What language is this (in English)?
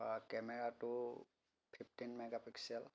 Assamese